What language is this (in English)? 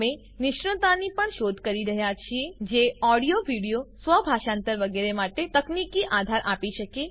Gujarati